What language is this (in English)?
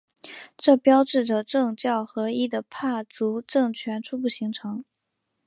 Chinese